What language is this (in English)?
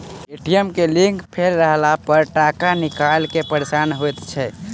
Maithili